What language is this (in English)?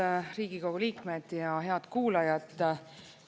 Estonian